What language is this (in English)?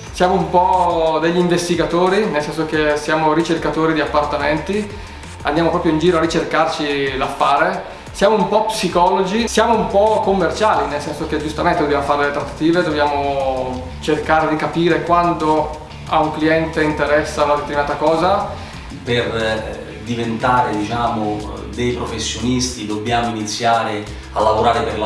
Italian